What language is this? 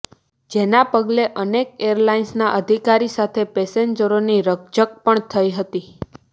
Gujarati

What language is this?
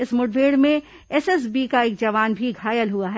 Hindi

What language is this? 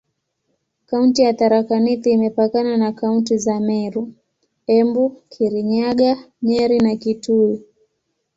Swahili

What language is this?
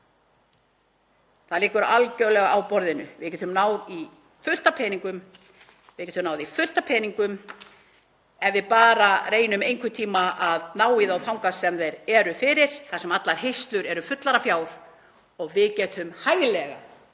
Icelandic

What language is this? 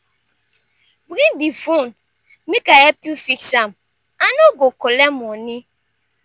Nigerian Pidgin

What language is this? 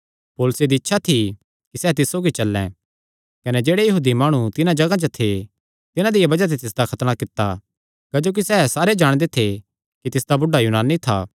Kangri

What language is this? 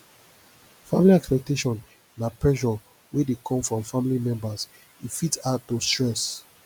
Nigerian Pidgin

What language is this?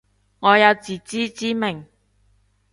Cantonese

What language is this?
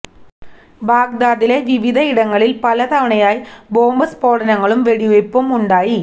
Malayalam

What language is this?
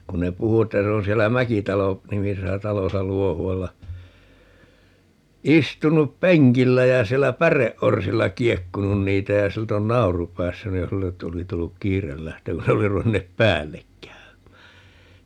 Finnish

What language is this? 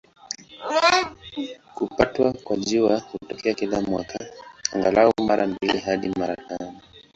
Swahili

